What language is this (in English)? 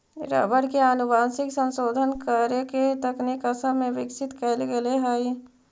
Magahi